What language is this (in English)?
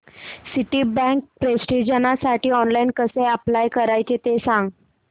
Marathi